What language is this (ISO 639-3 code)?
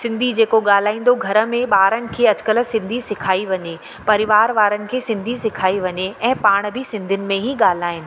snd